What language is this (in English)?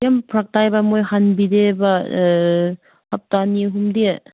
Manipuri